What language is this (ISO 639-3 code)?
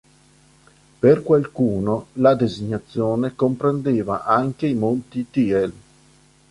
ita